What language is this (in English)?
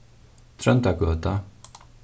Faroese